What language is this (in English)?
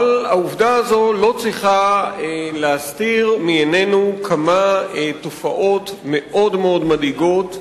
Hebrew